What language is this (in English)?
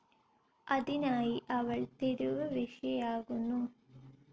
Malayalam